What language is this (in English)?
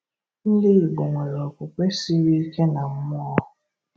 Igbo